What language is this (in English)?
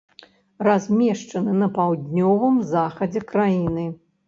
Belarusian